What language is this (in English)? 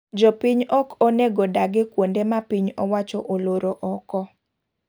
Luo (Kenya and Tanzania)